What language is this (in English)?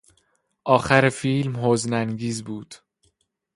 Persian